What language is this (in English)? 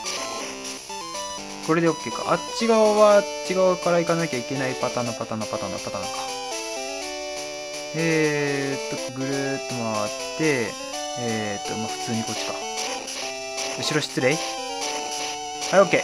Japanese